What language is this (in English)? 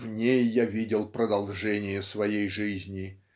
Russian